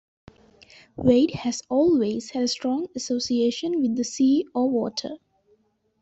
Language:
English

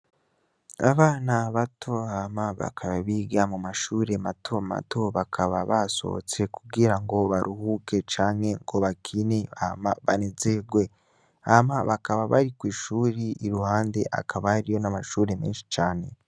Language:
Rundi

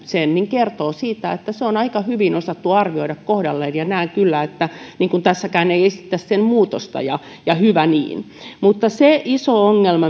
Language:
Finnish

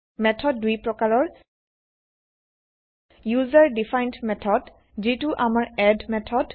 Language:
Assamese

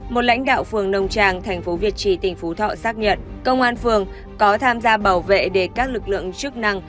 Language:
Vietnamese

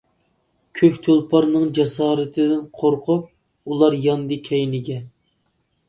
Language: Uyghur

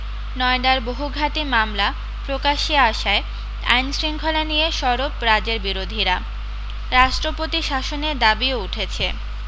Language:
Bangla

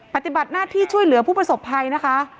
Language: Thai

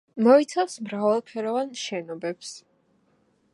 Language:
Georgian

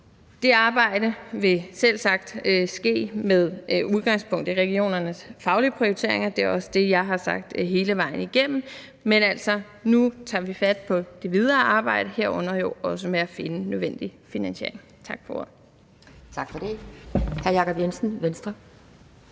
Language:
Danish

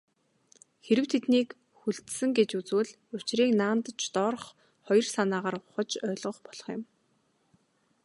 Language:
Mongolian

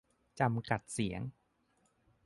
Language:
Thai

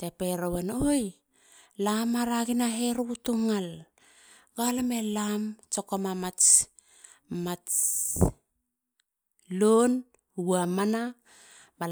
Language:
Halia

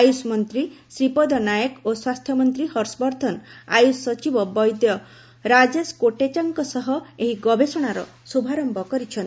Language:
Odia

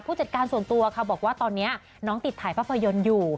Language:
Thai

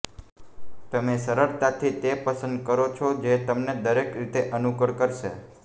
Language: Gujarati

